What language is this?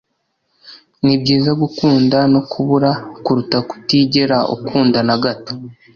Kinyarwanda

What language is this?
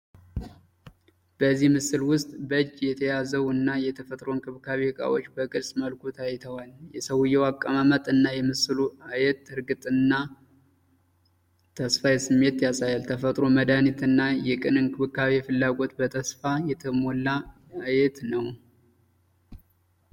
Amharic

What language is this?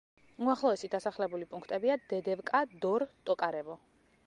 Georgian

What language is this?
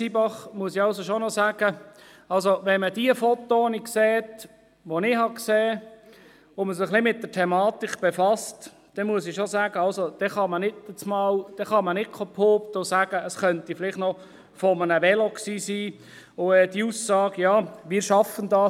Swiss German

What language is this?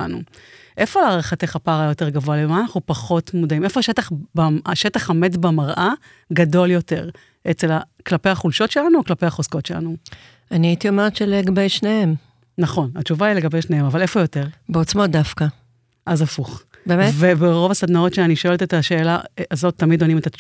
Hebrew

